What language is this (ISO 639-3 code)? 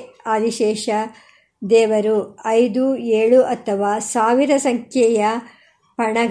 kan